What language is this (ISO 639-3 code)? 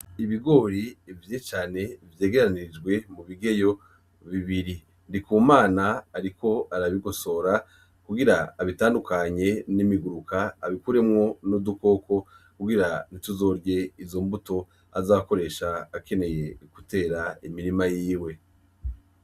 run